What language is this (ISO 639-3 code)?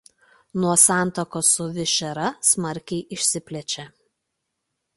lit